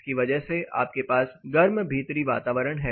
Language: Hindi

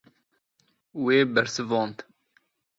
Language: Kurdish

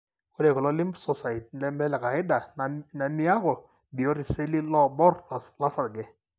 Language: Masai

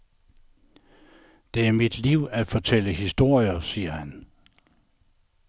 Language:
Danish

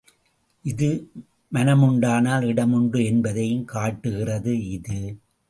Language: Tamil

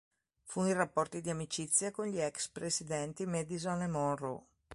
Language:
Italian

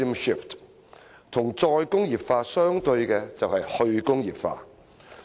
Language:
Cantonese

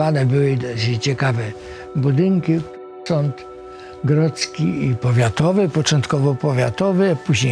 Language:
Polish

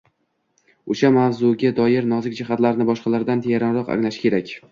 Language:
Uzbek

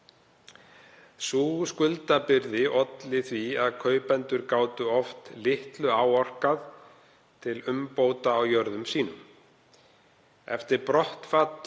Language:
Icelandic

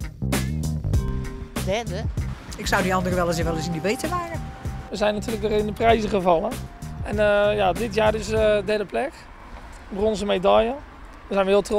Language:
Dutch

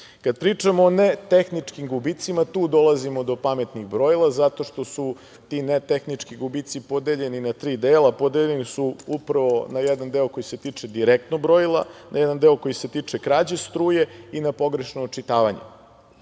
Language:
Serbian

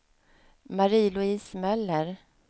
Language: Swedish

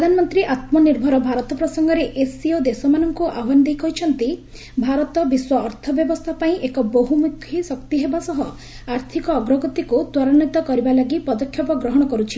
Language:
Odia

